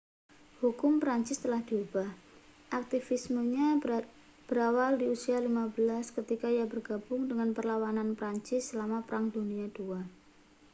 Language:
Indonesian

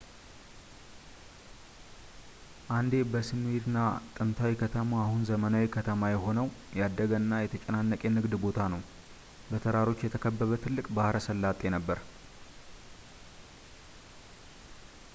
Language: Amharic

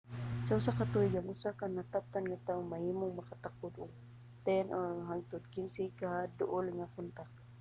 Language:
Cebuano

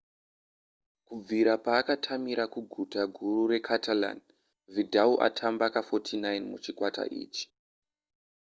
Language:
Shona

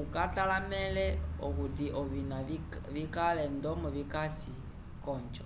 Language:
Umbundu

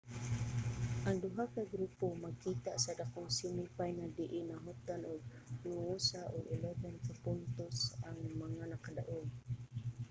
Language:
Cebuano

